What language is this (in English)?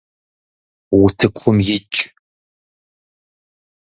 Kabardian